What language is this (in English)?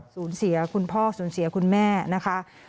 Thai